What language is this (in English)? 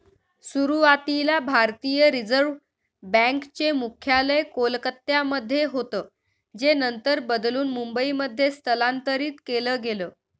Marathi